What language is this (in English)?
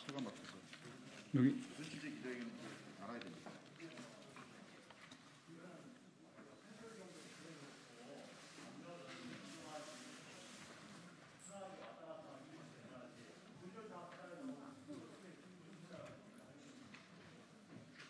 Korean